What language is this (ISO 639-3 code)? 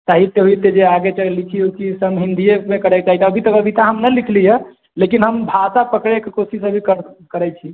mai